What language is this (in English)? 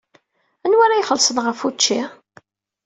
Kabyle